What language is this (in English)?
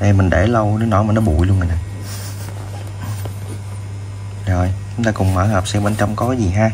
Vietnamese